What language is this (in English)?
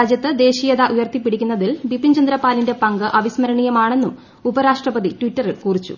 Malayalam